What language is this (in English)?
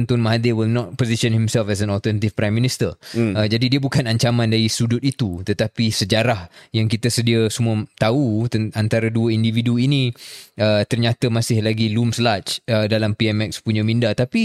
Malay